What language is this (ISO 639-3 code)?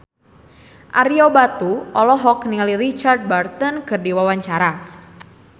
sun